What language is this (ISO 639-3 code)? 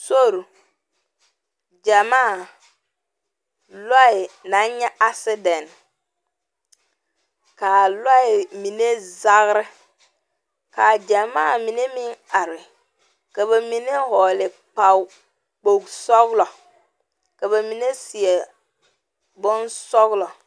dga